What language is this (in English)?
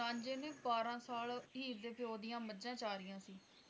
Punjabi